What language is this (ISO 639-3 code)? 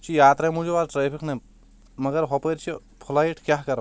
kas